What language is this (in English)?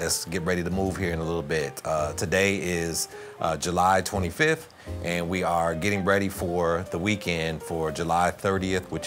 English